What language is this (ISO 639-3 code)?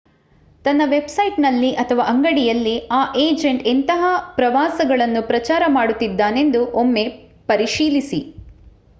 kan